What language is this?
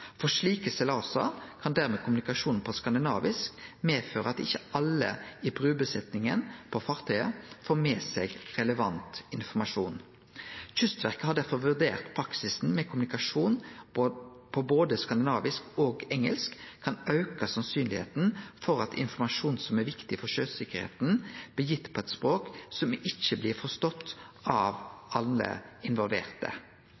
Norwegian Nynorsk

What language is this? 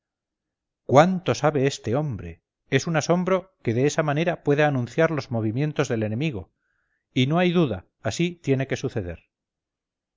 Spanish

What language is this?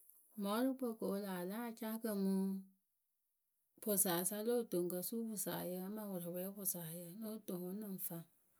Akebu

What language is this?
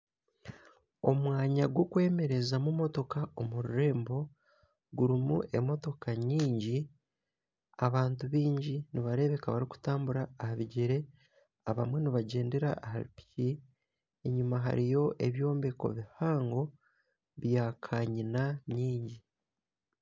Nyankole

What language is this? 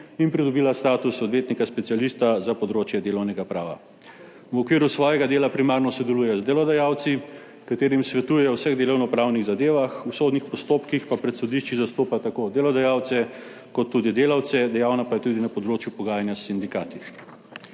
Slovenian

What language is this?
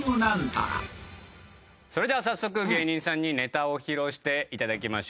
Japanese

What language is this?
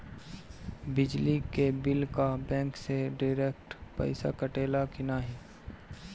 Bhojpuri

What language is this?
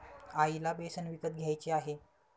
Marathi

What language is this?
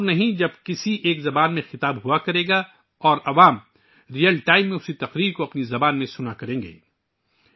Urdu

